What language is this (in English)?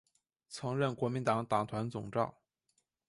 Chinese